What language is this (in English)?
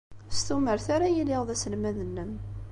Kabyle